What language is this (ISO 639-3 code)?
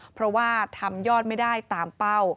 tha